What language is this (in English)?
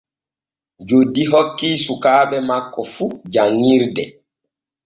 Borgu Fulfulde